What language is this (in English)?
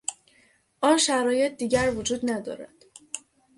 Persian